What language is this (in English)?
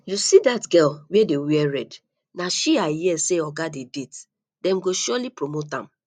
Nigerian Pidgin